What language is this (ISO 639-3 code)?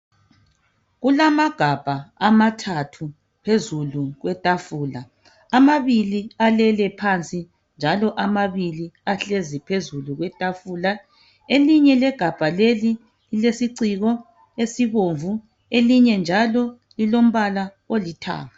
nde